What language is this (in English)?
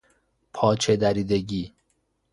Persian